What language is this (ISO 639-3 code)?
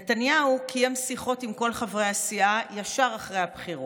heb